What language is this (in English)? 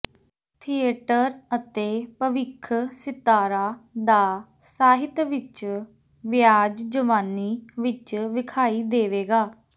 Punjabi